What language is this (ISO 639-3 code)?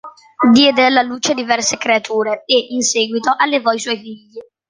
ita